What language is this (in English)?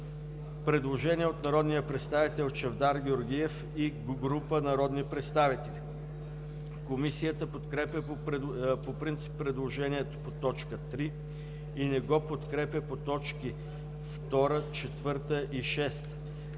Bulgarian